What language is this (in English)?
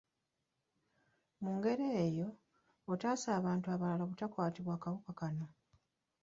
Ganda